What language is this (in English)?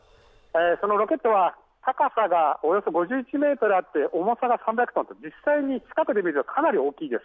Japanese